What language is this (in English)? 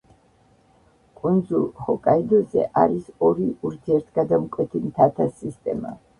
Georgian